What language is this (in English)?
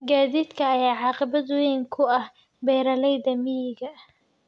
Somali